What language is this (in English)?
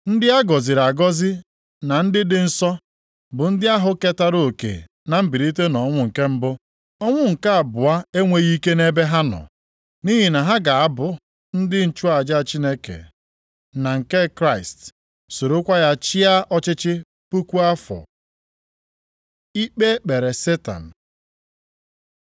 Igbo